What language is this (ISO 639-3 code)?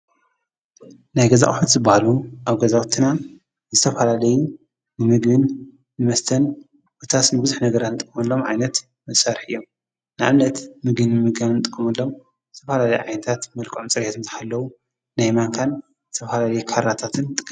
tir